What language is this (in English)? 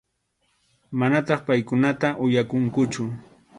Arequipa-La Unión Quechua